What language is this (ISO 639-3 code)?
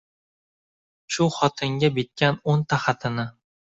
uzb